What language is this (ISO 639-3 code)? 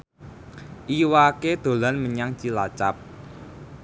jav